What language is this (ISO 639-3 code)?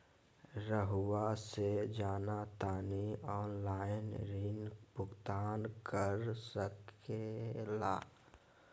mag